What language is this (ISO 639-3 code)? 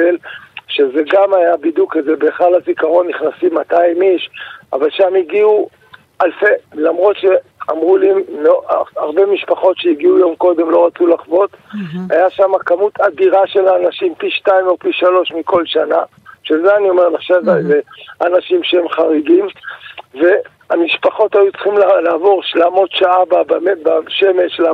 heb